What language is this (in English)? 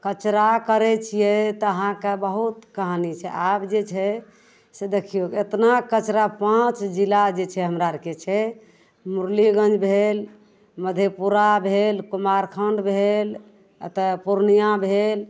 Maithili